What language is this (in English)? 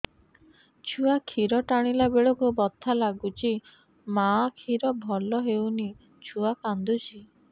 Odia